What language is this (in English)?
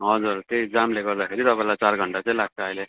Nepali